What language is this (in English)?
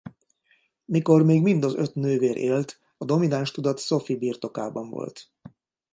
Hungarian